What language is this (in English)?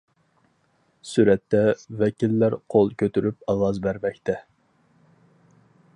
Uyghur